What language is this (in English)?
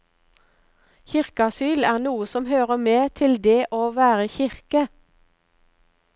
Norwegian